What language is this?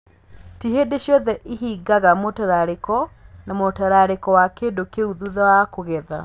Kikuyu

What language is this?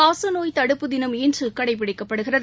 Tamil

